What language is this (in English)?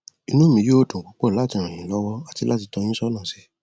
Yoruba